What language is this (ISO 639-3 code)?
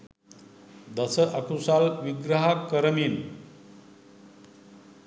sin